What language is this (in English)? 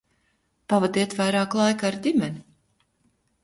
Latvian